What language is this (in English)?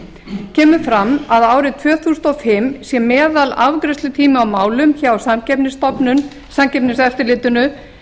Icelandic